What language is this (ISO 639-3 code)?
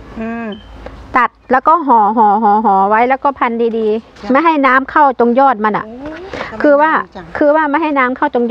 tha